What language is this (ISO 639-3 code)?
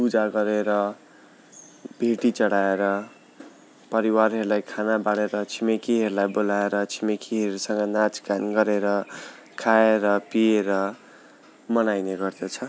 nep